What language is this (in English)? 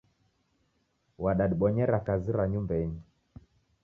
Taita